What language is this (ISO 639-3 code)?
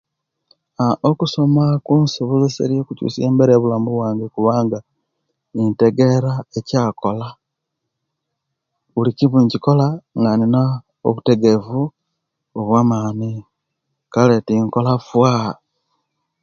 lke